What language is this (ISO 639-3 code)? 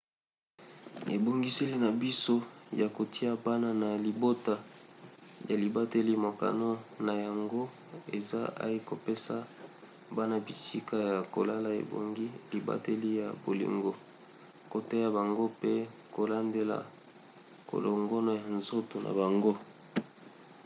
lin